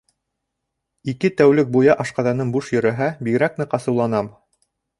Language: Bashkir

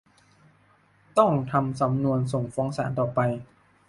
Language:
Thai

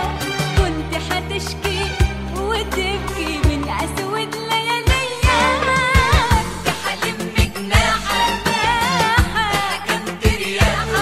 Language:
Arabic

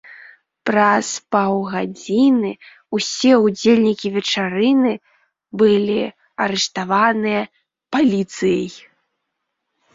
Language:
Belarusian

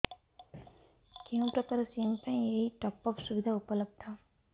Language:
Odia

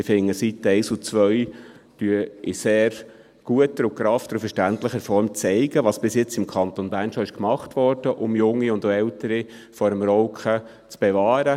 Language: Swiss German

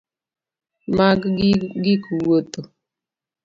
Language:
Luo (Kenya and Tanzania)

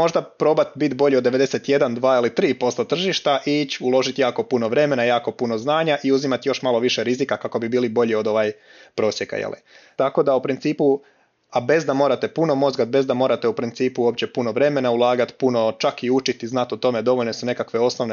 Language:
Croatian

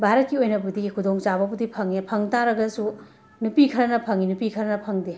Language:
Manipuri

